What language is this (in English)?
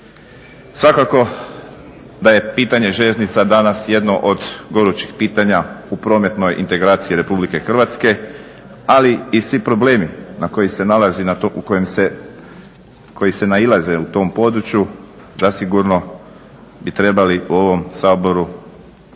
Croatian